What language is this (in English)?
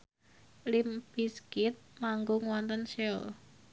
Javanese